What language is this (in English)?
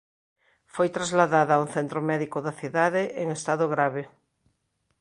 Galician